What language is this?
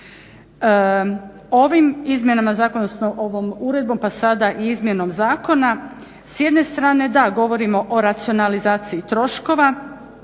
Croatian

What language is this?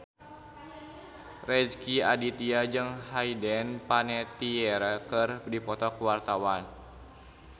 Sundanese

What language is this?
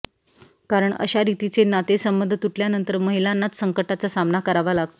Marathi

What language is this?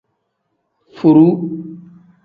Tem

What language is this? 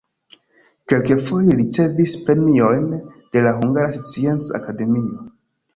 Esperanto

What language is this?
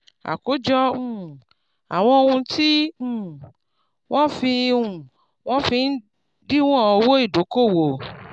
Yoruba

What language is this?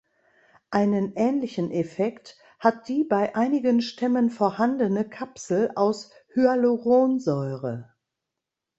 German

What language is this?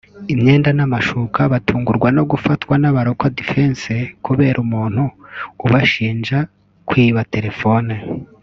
Kinyarwanda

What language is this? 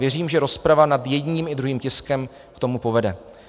Czech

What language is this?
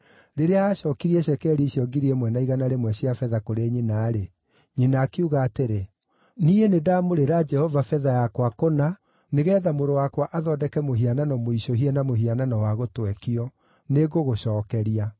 Kikuyu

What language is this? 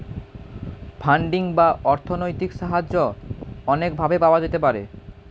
Bangla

